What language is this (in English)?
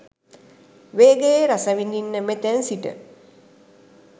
Sinhala